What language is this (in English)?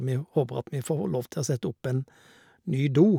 Norwegian